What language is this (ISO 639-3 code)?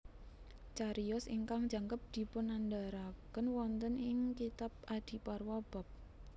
jav